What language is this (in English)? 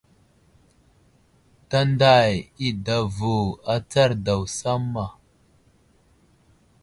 Wuzlam